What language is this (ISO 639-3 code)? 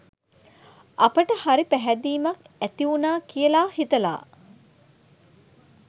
sin